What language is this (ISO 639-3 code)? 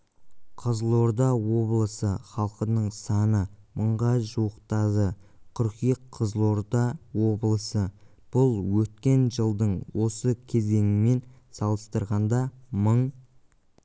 kaz